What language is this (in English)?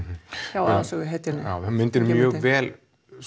Icelandic